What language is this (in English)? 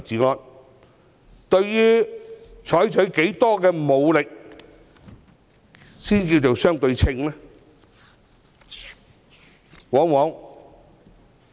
Cantonese